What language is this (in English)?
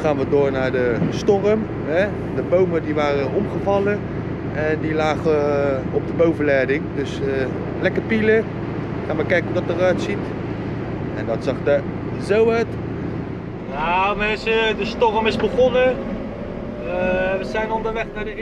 Dutch